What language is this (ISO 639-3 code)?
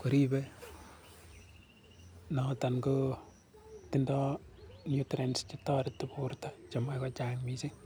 kln